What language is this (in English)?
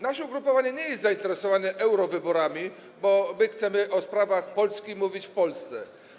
Polish